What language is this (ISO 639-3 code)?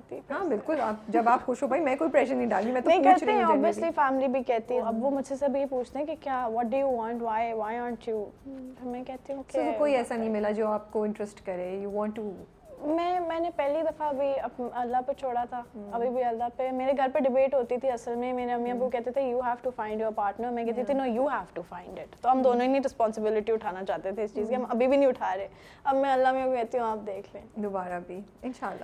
urd